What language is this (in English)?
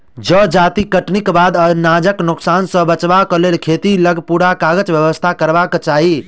Maithili